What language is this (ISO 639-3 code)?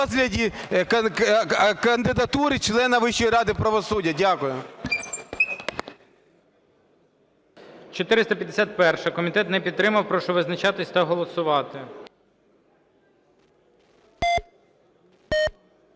ukr